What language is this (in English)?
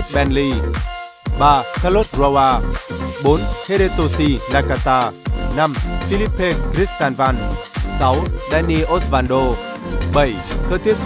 Vietnamese